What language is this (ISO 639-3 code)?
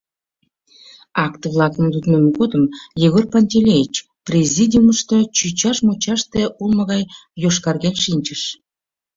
chm